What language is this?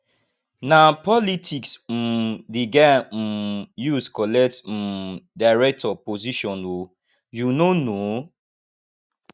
Nigerian Pidgin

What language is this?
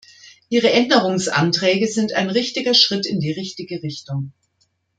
German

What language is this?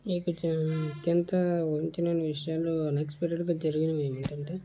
Telugu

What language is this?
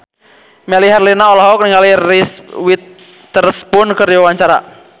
Sundanese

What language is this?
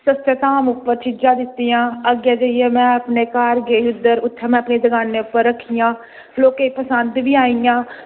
Dogri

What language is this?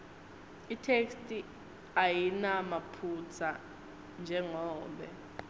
Swati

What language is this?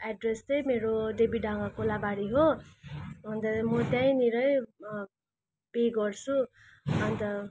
Nepali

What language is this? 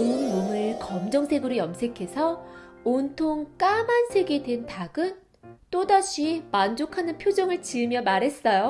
Korean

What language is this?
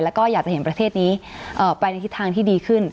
Thai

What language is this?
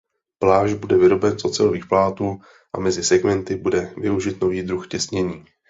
Czech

